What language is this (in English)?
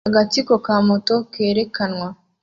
Kinyarwanda